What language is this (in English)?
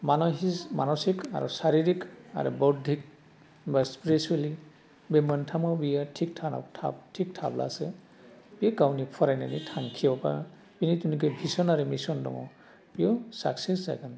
Bodo